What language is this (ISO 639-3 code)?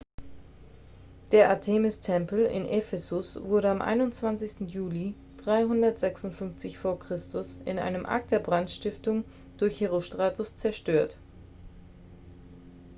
deu